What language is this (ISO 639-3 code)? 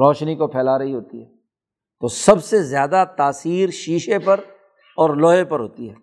urd